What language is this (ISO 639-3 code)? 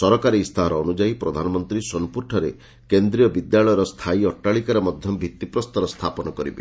ori